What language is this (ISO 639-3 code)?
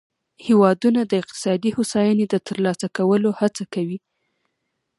pus